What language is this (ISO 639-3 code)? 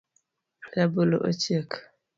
luo